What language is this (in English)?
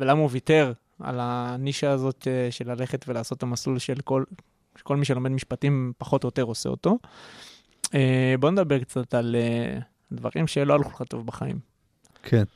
Hebrew